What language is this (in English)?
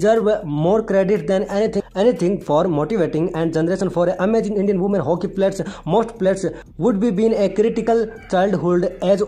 Hindi